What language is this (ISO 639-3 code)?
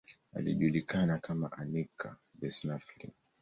swa